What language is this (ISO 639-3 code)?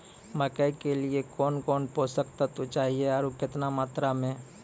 mai